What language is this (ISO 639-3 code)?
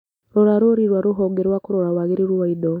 kik